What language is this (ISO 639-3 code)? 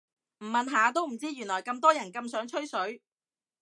yue